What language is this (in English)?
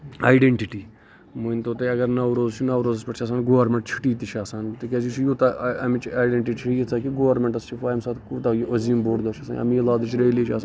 Kashmiri